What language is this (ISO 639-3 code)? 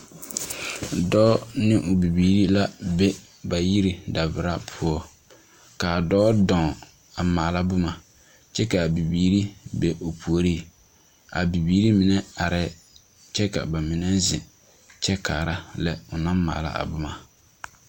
dga